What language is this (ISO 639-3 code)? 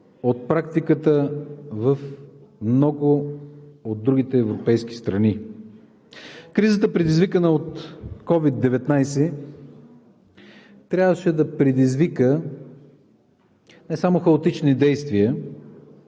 bul